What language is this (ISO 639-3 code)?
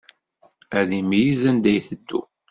kab